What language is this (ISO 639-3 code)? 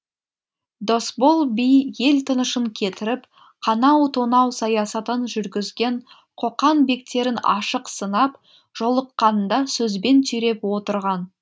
kaz